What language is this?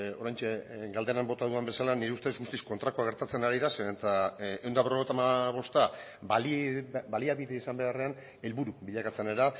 Basque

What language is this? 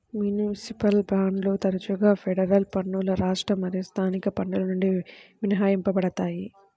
Telugu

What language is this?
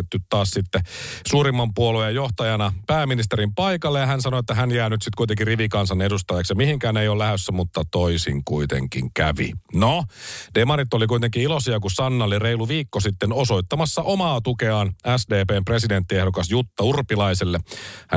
Finnish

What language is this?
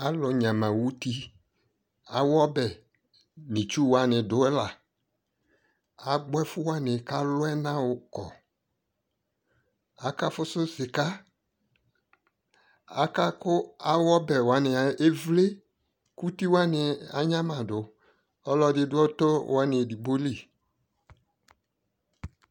Ikposo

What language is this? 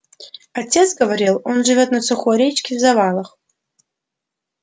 Russian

